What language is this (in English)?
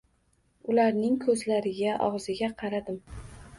Uzbek